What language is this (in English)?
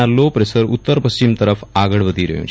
Gujarati